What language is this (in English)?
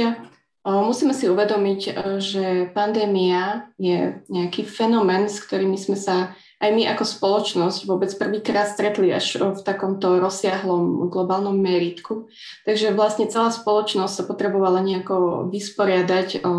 Slovak